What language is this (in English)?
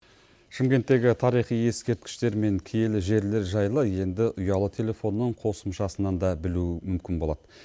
Kazakh